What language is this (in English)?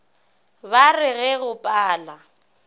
Northern Sotho